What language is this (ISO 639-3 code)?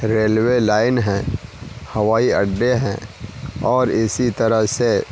urd